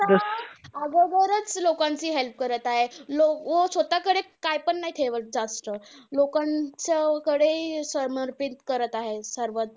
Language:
Marathi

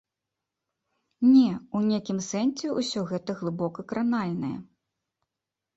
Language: Belarusian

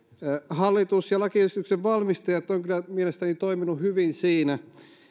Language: Finnish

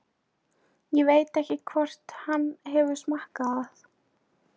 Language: Icelandic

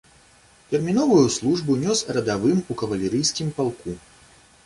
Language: Belarusian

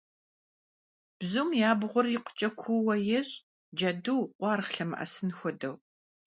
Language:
Kabardian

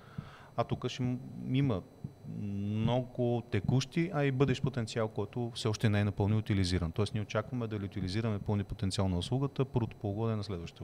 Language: Bulgarian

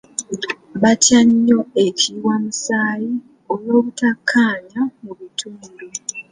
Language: Ganda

